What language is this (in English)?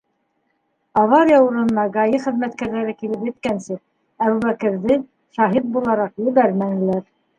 Bashkir